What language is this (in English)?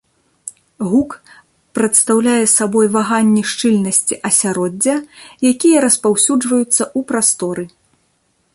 Belarusian